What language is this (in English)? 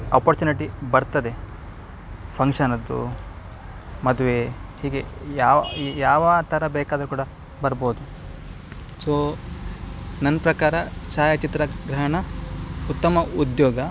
Kannada